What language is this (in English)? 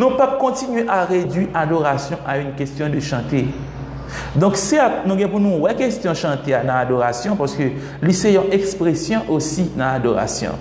French